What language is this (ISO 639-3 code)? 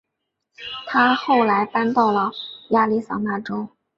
zho